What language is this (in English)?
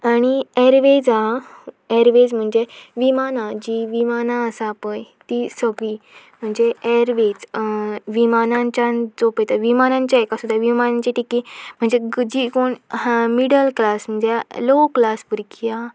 Konkani